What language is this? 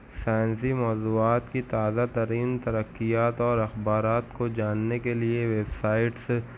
Urdu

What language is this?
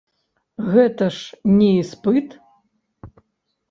Belarusian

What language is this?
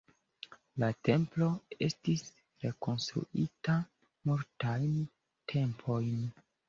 Esperanto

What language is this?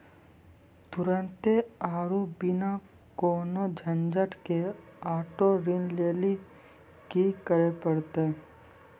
Maithili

